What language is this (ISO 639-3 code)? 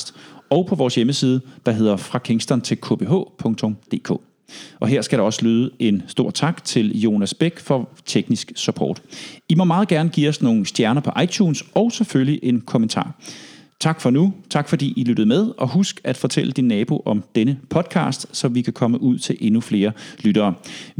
dan